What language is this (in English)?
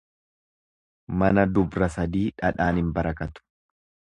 Oromo